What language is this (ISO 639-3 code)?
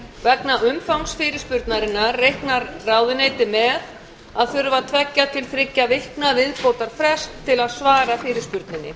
isl